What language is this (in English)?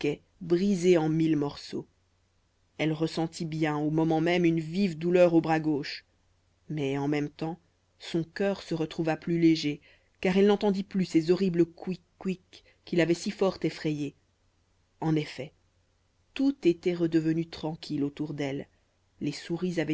French